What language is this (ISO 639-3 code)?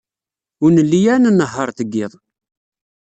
kab